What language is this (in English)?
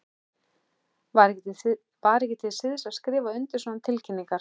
Icelandic